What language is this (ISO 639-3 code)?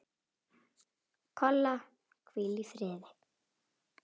isl